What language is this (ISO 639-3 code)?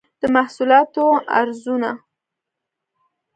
pus